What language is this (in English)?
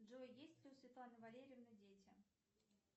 Russian